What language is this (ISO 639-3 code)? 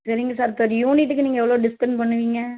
tam